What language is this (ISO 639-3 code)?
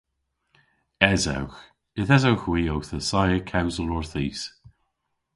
cor